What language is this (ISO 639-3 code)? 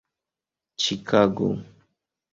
epo